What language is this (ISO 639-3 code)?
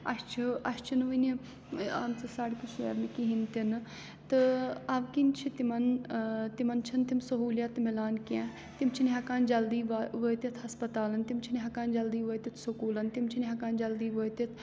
kas